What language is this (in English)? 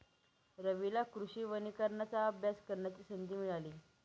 Marathi